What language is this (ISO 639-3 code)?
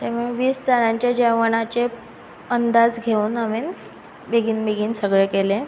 kok